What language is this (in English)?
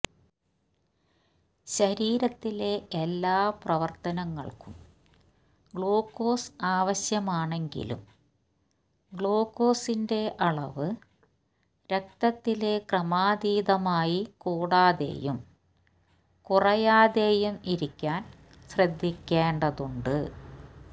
Malayalam